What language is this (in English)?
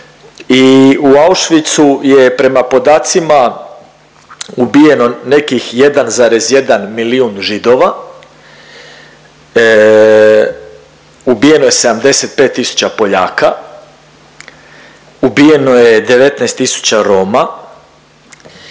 Croatian